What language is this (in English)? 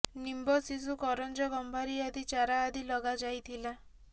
Odia